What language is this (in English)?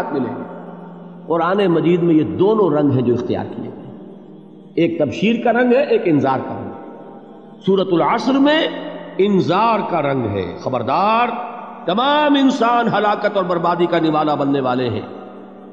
Urdu